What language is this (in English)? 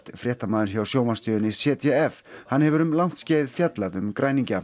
Icelandic